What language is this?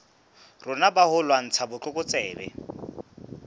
Southern Sotho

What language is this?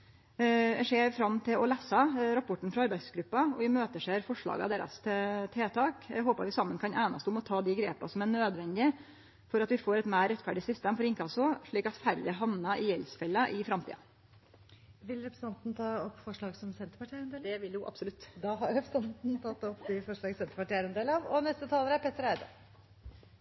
Norwegian Nynorsk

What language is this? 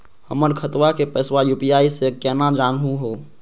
Magahi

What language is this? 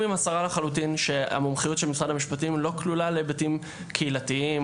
Hebrew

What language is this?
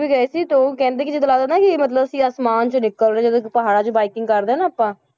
Punjabi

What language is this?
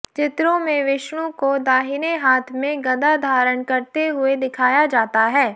Hindi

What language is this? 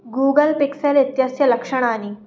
Sanskrit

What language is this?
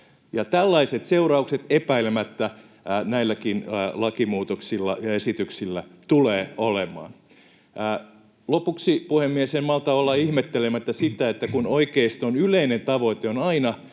Finnish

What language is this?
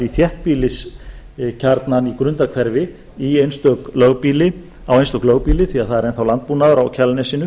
Icelandic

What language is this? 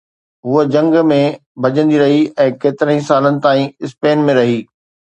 Sindhi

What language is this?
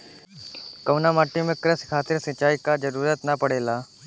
Bhojpuri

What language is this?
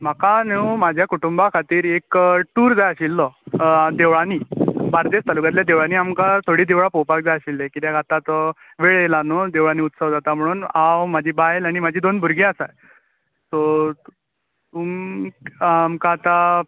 Konkani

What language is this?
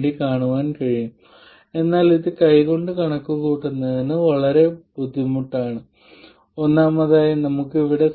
Malayalam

